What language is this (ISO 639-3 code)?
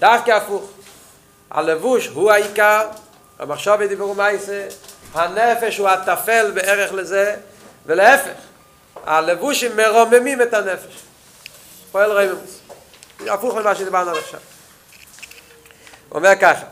heb